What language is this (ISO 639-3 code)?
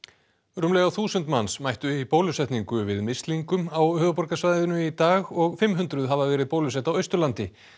isl